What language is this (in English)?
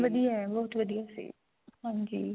Punjabi